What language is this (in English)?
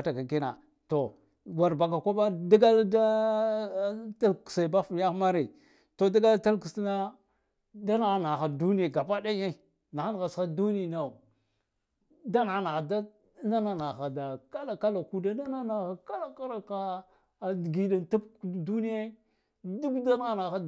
Guduf-Gava